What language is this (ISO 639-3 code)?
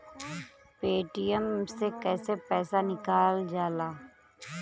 bho